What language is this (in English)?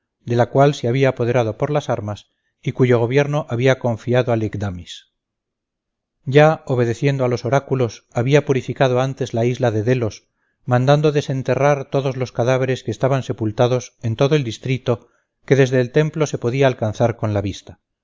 Spanish